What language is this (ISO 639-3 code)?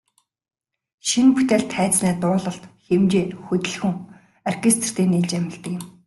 mon